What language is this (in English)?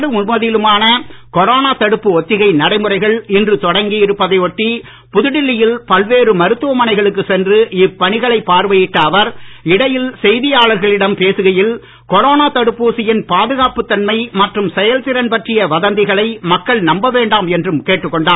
Tamil